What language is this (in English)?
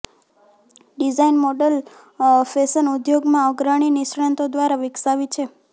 Gujarati